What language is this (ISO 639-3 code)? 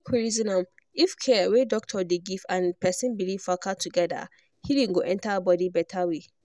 pcm